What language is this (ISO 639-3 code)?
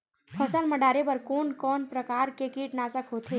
hne